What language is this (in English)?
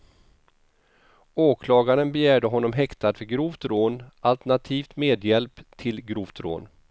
Swedish